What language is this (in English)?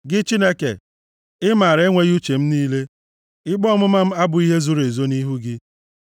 Igbo